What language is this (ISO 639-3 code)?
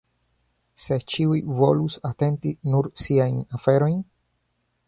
epo